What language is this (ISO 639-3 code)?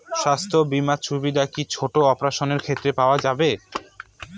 ben